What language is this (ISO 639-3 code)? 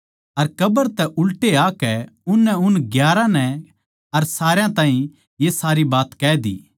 bgc